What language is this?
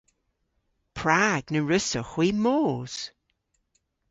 Cornish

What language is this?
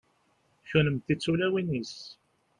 Kabyle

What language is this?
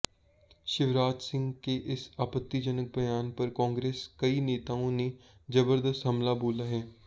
Hindi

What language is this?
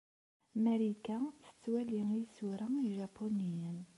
Kabyle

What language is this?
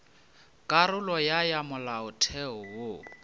Northern Sotho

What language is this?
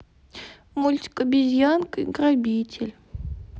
Russian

